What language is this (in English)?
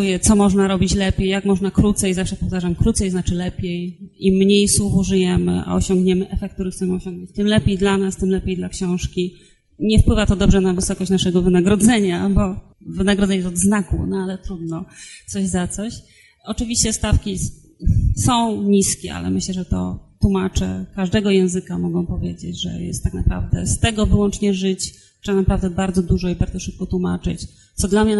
Polish